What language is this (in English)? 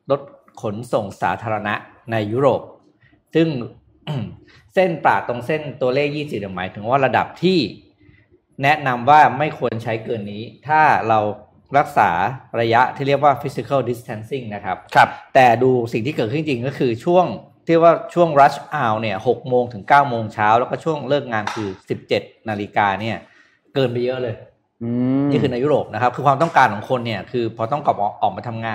Thai